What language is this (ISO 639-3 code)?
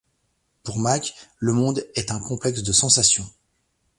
fra